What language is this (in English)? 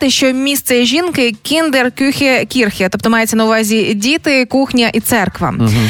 Ukrainian